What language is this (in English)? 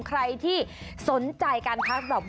Thai